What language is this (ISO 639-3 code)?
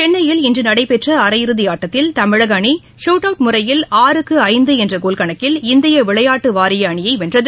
tam